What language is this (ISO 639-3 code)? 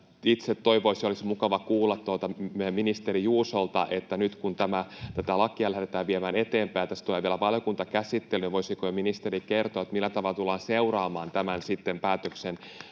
fin